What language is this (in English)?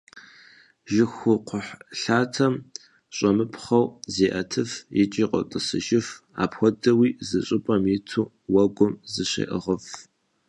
Kabardian